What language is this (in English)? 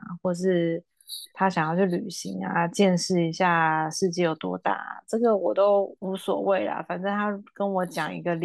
Chinese